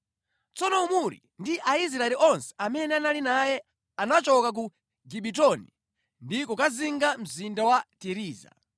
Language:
Nyanja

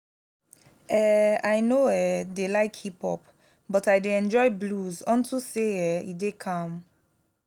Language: Nigerian Pidgin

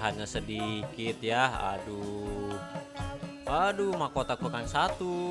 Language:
Indonesian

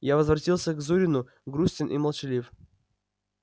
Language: Russian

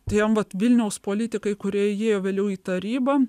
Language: Lithuanian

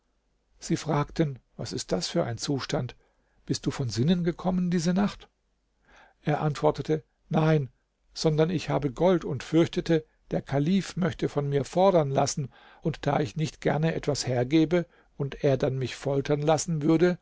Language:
German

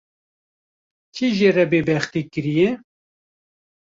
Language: Kurdish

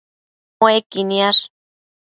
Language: Matsés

